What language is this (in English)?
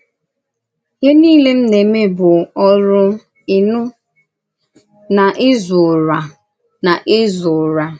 Igbo